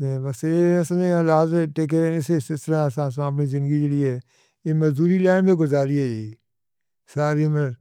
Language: Northern Hindko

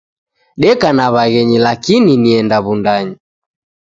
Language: Taita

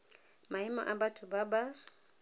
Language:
Tswana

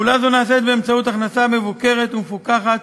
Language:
Hebrew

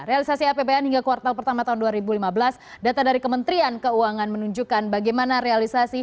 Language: Indonesian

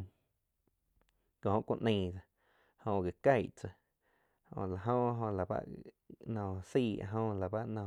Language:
Quiotepec Chinantec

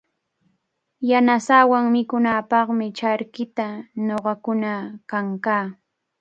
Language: Cajatambo North Lima Quechua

